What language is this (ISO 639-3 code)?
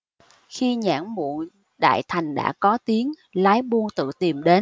vie